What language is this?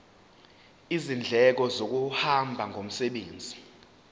Zulu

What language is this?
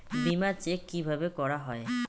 Bangla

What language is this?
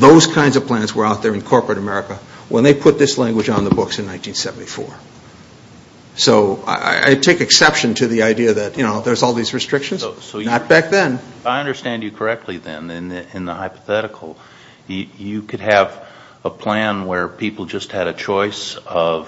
English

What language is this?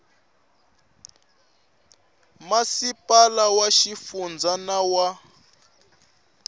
Tsonga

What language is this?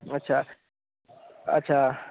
Hindi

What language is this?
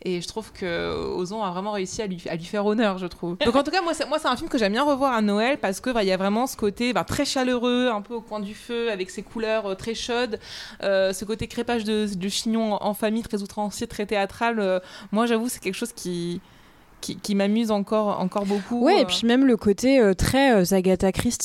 French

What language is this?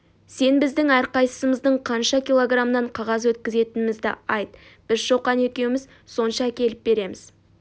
Kazakh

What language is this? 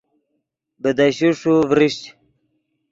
Yidgha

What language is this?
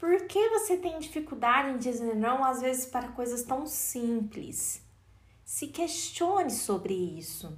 Portuguese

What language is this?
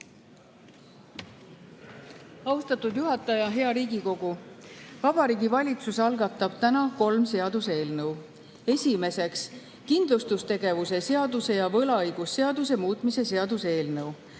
Estonian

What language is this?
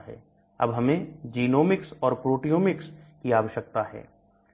Hindi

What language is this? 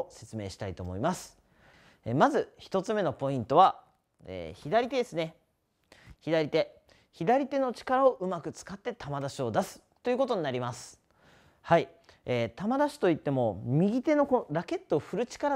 Japanese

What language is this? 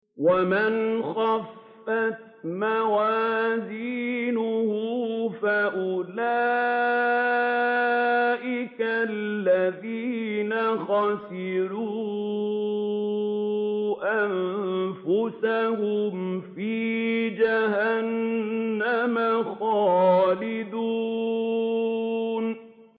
Arabic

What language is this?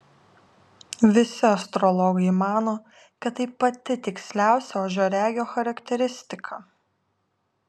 Lithuanian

